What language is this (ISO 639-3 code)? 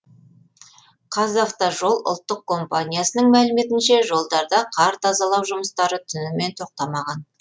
kaz